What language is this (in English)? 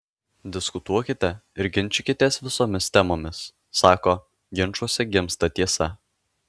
Lithuanian